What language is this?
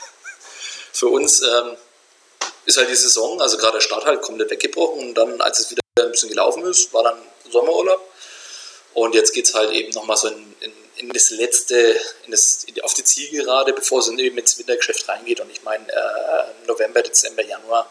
German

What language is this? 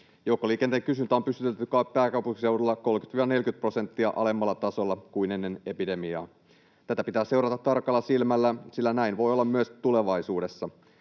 Finnish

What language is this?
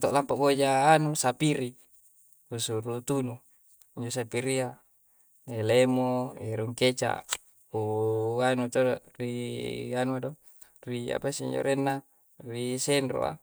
Coastal Konjo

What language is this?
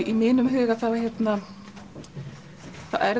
Icelandic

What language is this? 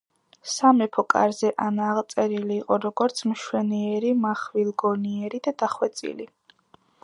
Georgian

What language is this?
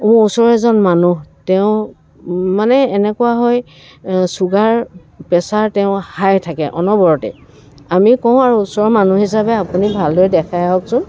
Assamese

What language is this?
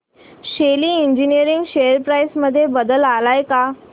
Marathi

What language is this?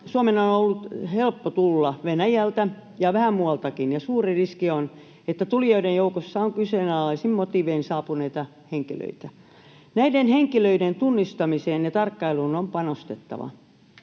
Finnish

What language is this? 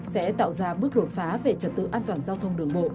Vietnamese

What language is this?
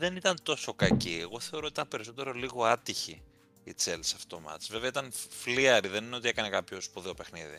Greek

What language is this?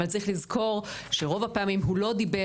Hebrew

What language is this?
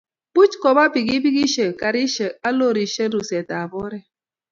Kalenjin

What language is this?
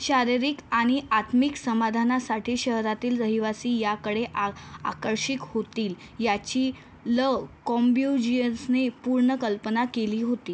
Marathi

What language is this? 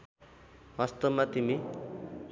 Nepali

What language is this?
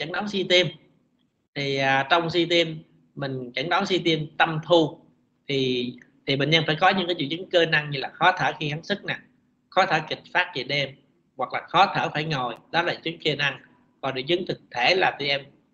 Vietnamese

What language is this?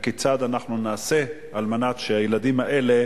Hebrew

